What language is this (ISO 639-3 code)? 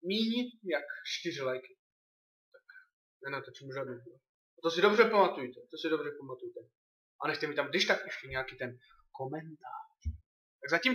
ces